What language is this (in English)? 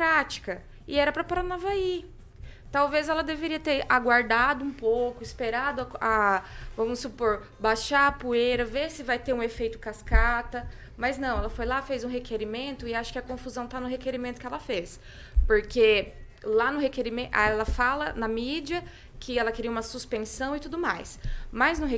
Portuguese